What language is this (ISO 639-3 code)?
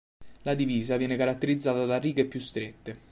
ita